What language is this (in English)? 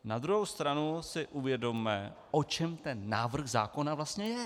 Czech